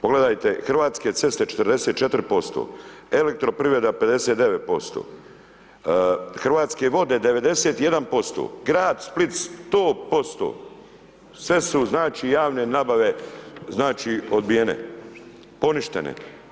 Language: Croatian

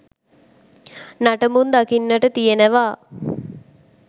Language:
Sinhala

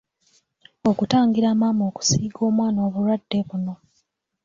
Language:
Ganda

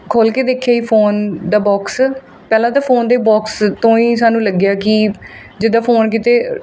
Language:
Punjabi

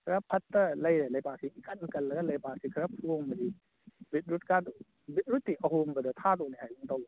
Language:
Manipuri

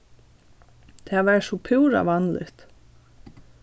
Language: Faroese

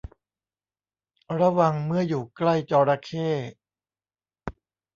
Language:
Thai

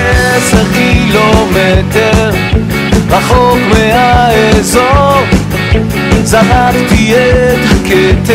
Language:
Hebrew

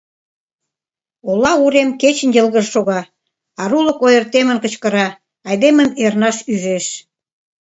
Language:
Mari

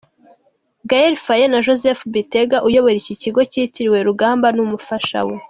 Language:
Kinyarwanda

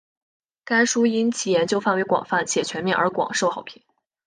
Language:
Chinese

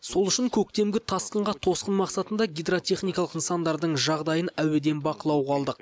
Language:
Kazakh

